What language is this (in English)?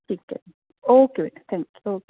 Punjabi